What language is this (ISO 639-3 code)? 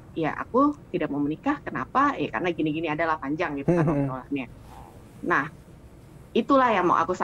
ind